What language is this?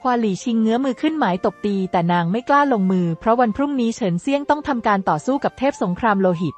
Thai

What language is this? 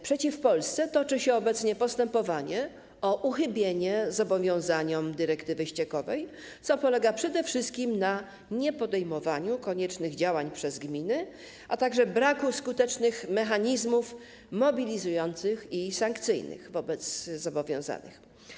Polish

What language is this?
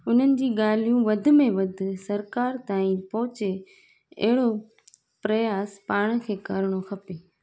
Sindhi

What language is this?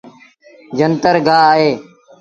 Sindhi Bhil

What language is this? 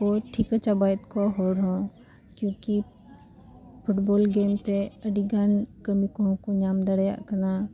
Santali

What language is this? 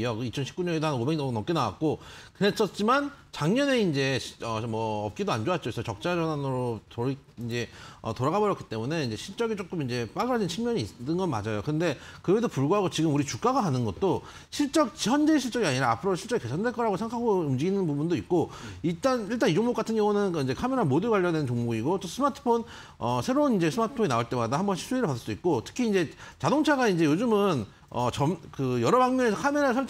Korean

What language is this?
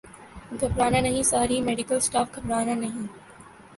Urdu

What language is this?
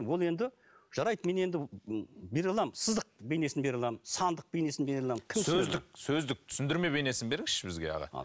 Kazakh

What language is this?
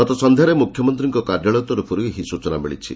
Odia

